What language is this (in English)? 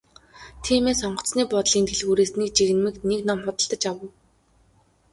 Mongolian